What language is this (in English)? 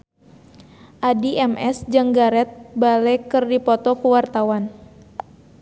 Sundanese